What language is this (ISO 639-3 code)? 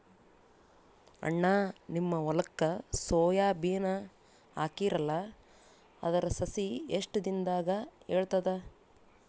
kan